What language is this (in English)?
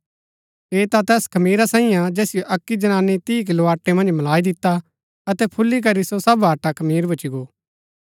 Gaddi